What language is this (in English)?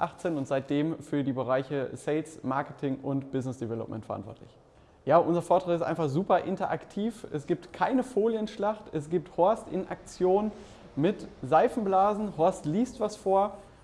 German